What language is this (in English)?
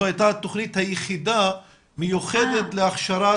Hebrew